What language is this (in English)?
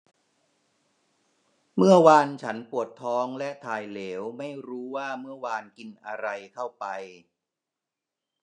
Thai